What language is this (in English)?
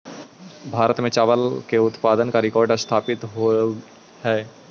Magahi